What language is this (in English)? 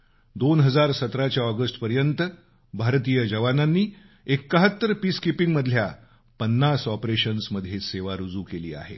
Marathi